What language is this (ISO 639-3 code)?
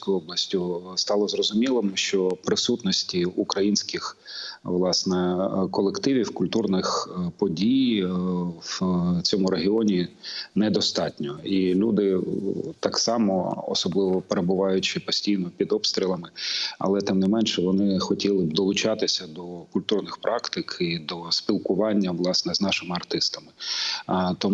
ukr